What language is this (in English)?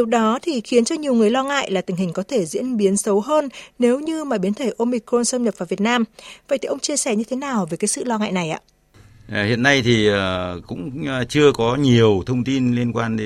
Vietnamese